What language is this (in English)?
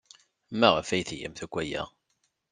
Kabyle